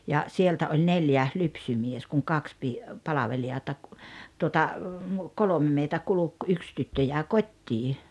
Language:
Finnish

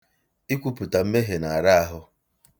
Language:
Igbo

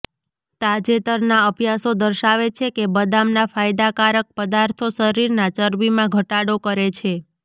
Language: Gujarati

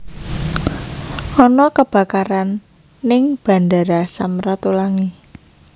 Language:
Javanese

